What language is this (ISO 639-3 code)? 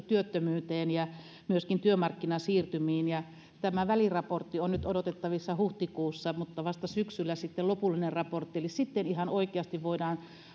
fin